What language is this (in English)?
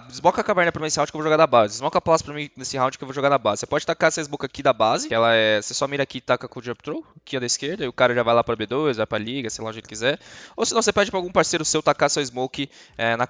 Portuguese